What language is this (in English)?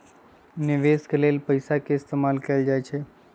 Magahi